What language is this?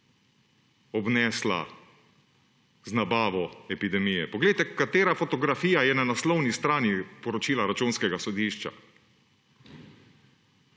Slovenian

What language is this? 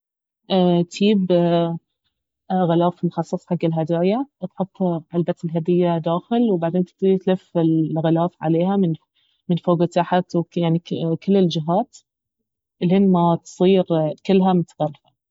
Baharna Arabic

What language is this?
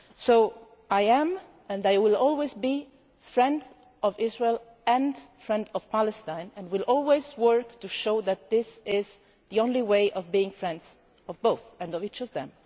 English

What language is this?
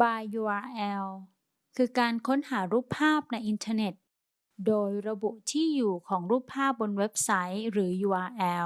Thai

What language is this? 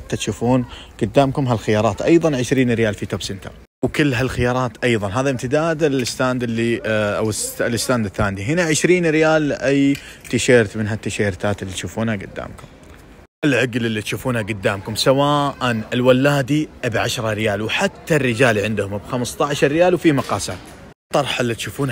Arabic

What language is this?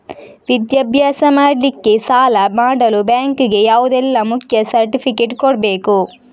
Kannada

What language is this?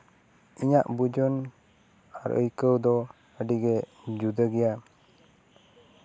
Santali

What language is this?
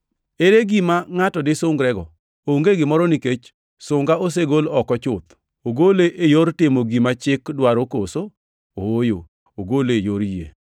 Luo (Kenya and Tanzania)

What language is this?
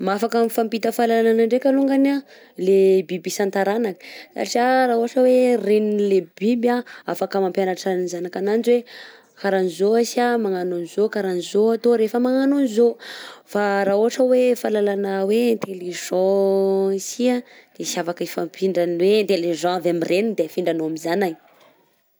Southern Betsimisaraka Malagasy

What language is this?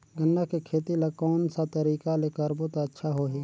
Chhattisgarhi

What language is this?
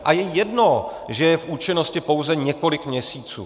Czech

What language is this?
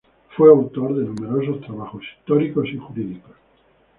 Spanish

